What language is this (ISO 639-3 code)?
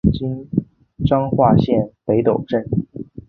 zho